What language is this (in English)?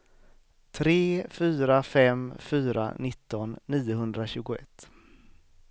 Swedish